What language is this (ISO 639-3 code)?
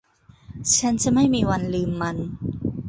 tha